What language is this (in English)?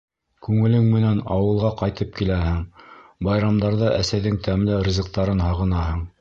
Bashkir